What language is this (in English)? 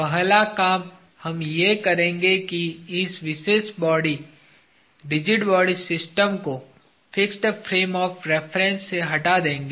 Hindi